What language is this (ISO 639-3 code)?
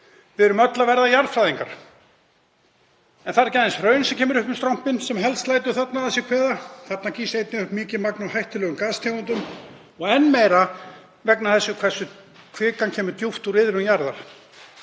isl